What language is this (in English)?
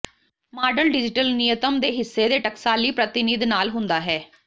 Punjabi